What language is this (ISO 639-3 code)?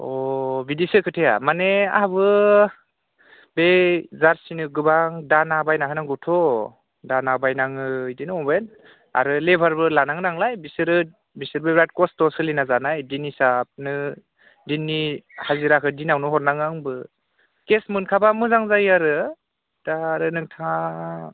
brx